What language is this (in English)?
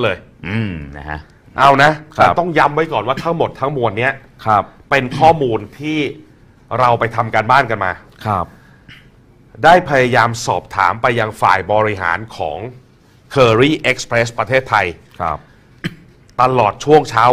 Thai